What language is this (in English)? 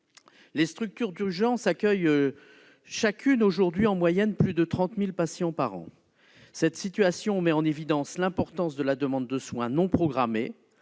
French